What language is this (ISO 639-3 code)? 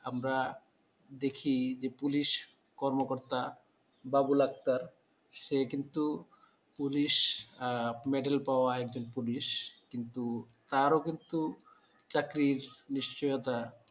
ben